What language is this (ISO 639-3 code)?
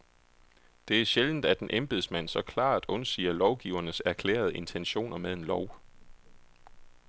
dan